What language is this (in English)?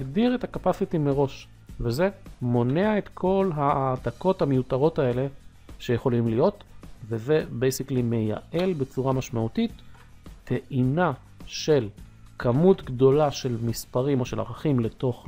Hebrew